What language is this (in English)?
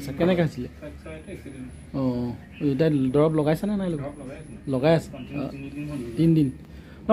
Bangla